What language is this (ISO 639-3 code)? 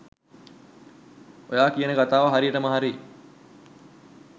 sin